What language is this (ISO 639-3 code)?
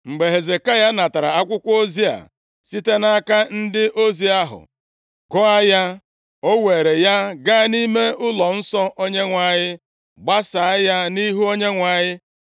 ibo